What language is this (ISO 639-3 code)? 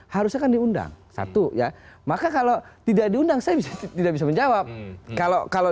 ind